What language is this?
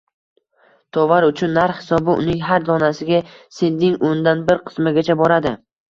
Uzbek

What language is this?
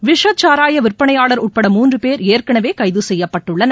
Tamil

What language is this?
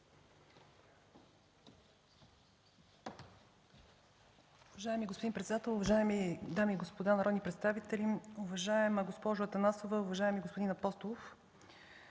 Bulgarian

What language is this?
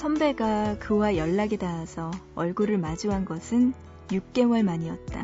Korean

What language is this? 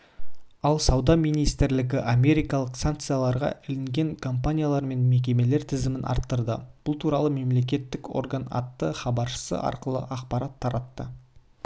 Kazakh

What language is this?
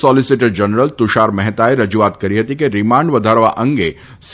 Gujarati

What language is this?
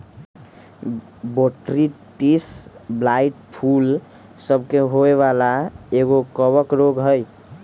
Magahi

